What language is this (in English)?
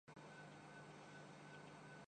Urdu